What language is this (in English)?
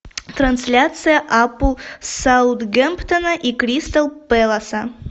Russian